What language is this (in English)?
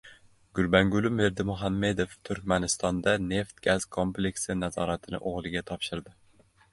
Uzbek